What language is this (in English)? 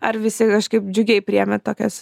Lithuanian